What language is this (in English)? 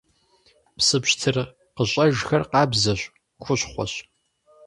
Kabardian